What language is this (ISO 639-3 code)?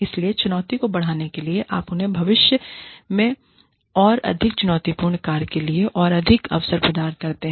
hin